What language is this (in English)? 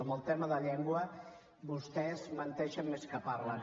Catalan